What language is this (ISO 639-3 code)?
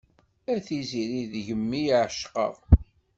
kab